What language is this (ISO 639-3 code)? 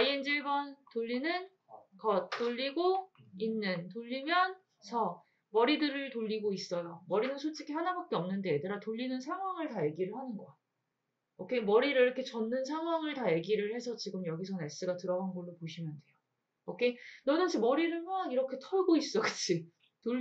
kor